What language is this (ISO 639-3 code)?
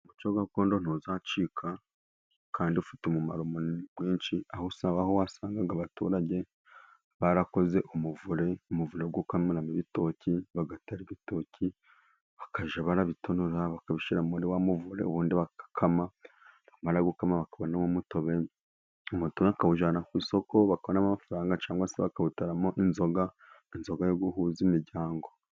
kin